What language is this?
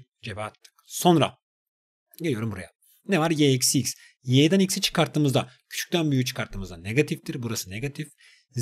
Turkish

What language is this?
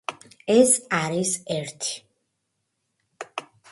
Georgian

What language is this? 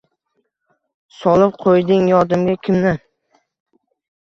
Uzbek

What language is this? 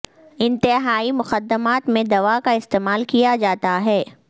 Urdu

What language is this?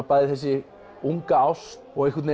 Icelandic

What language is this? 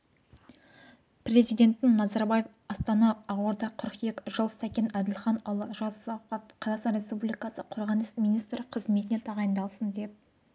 Kazakh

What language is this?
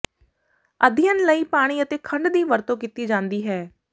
Punjabi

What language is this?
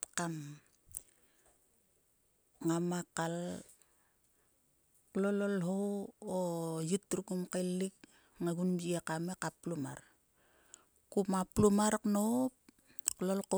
Sulka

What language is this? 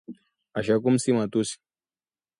Swahili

